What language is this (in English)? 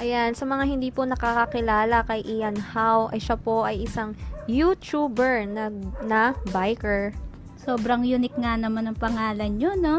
Filipino